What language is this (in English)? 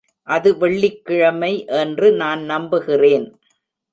Tamil